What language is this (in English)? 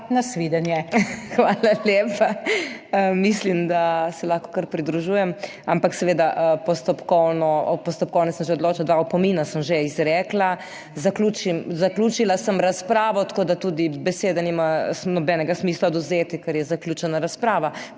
Slovenian